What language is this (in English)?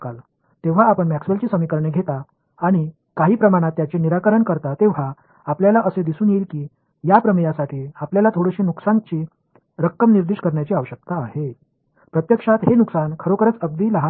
Tamil